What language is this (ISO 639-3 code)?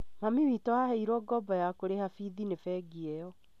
kik